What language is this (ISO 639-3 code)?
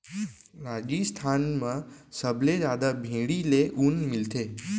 hne